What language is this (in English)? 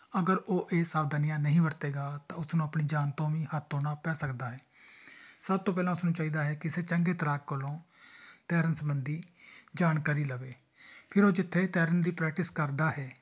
Punjabi